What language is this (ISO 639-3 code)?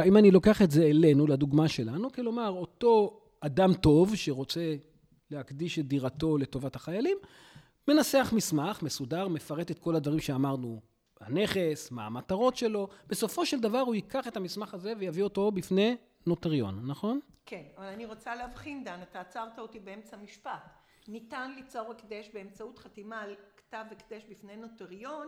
heb